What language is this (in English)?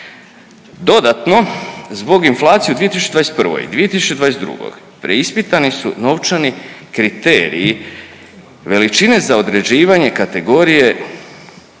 Croatian